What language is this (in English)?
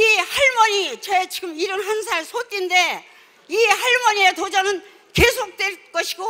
Korean